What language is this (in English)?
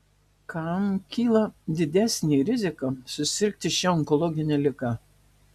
Lithuanian